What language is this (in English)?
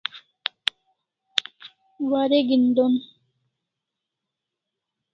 Kalasha